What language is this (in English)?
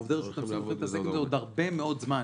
Hebrew